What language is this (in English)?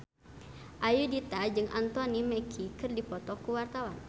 Sundanese